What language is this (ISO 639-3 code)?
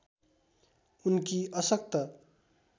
nep